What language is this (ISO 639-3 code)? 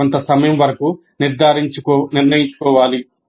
tel